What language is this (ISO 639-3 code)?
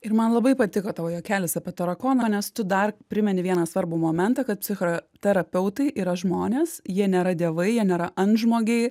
lit